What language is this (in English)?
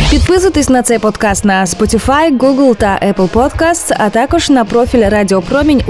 Ukrainian